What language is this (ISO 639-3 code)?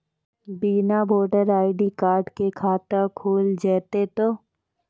mai